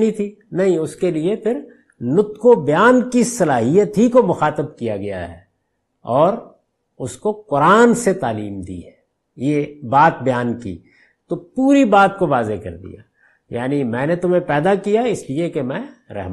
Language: Urdu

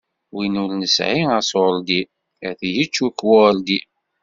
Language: Kabyle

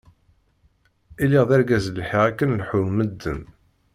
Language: Kabyle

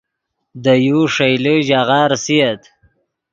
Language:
Yidgha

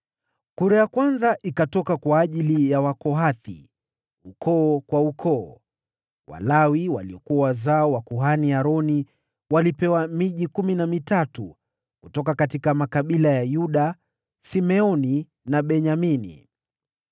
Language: Swahili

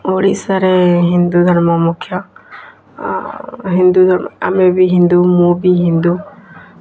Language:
Odia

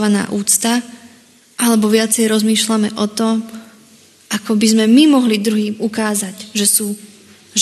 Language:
Slovak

